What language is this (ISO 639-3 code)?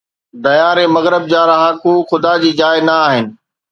snd